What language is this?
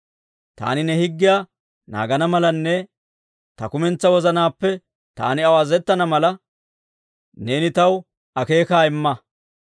Dawro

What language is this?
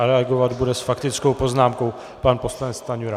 Czech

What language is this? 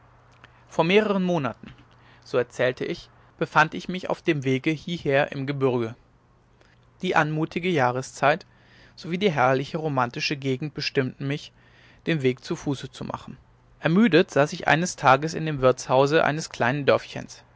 German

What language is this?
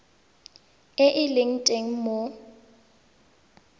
Tswana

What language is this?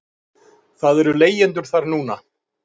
Icelandic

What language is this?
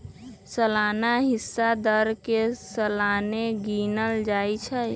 Magahi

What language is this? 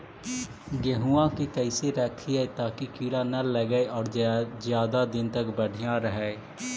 Magahi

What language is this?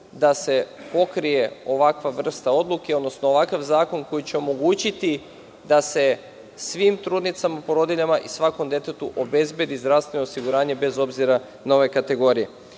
Serbian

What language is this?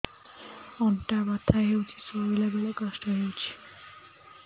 Odia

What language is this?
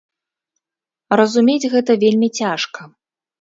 Belarusian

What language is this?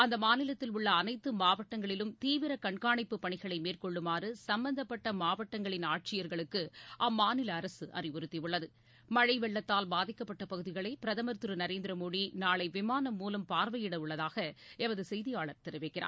Tamil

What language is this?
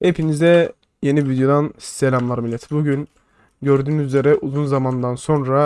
Turkish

